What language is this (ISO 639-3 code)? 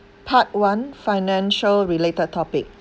eng